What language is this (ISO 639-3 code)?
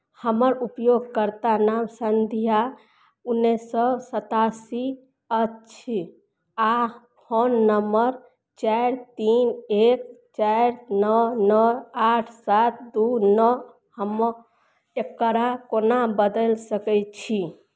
mai